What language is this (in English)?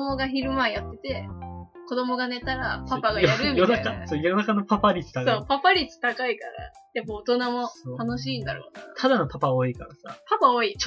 Japanese